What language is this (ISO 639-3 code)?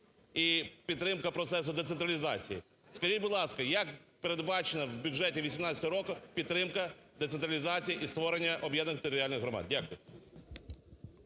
ukr